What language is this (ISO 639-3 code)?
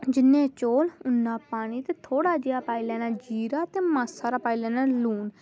doi